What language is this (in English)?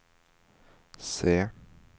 Swedish